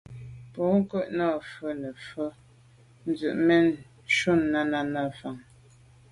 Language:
Medumba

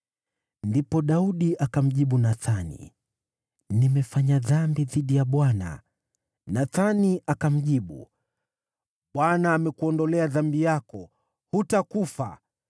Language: Swahili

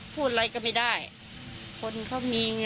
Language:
Thai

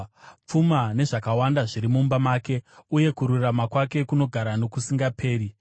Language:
Shona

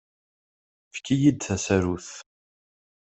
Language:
Kabyle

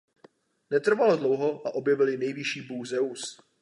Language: Czech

